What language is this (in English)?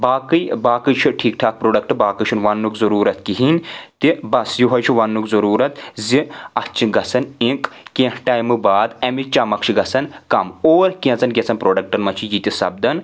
Kashmiri